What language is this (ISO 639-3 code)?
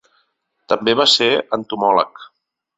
cat